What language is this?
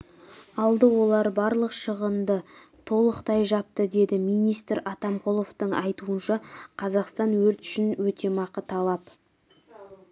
Kazakh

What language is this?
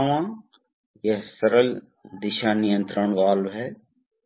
Hindi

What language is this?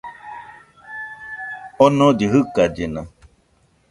Nüpode Huitoto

